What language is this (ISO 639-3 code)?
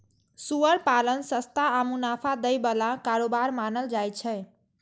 mai